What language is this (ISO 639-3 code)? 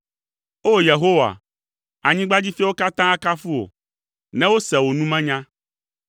ewe